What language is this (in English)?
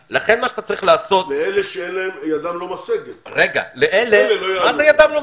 Hebrew